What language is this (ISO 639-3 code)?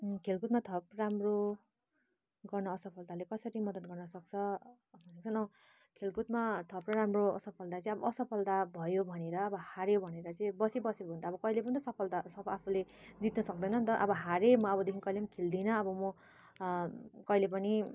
nep